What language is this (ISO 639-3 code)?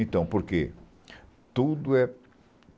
por